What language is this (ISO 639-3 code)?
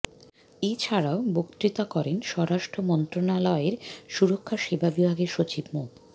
ben